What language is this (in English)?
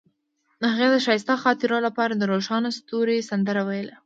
Pashto